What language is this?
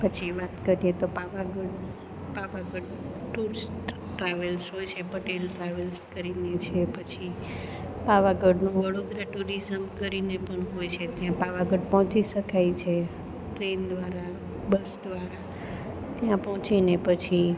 Gujarati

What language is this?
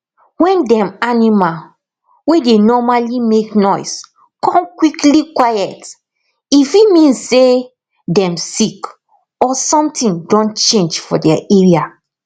Nigerian Pidgin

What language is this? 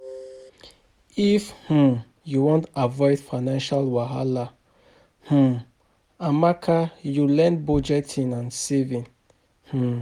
Nigerian Pidgin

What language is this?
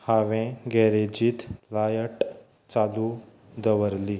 Konkani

